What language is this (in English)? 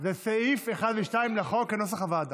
Hebrew